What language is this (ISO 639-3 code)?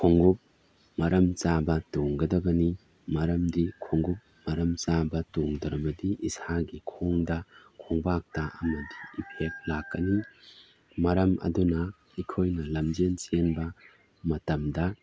mni